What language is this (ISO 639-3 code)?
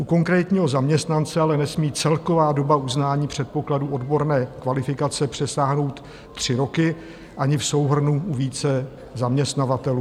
ces